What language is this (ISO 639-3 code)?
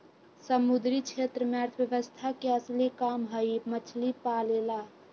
mag